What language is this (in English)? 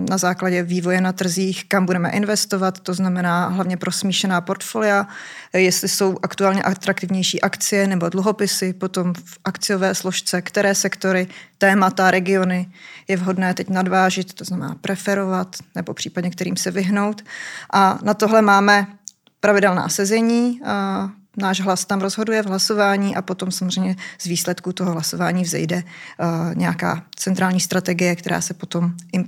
Czech